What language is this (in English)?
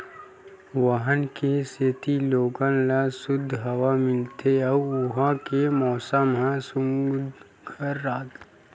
Chhattisgarhi